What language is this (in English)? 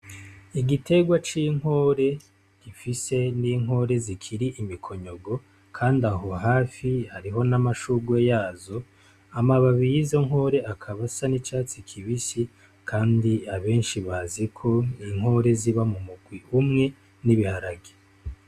Rundi